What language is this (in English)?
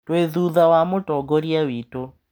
Kikuyu